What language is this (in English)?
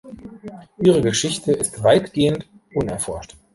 German